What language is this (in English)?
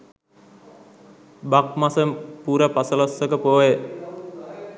Sinhala